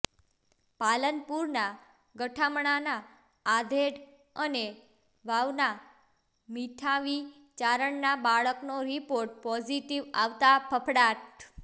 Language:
Gujarati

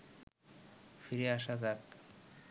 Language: Bangla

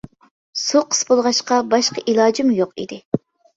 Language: Uyghur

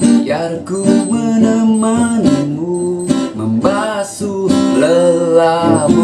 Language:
Indonesian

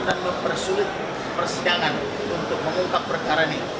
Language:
Indonesian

